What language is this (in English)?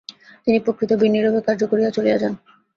Bangla